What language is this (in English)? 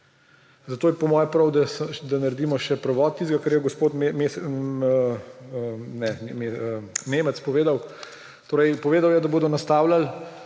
Slovenian